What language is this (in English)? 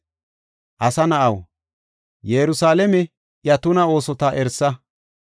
Gofa